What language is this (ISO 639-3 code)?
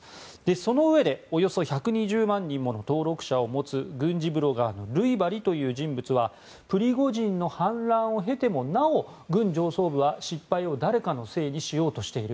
jpn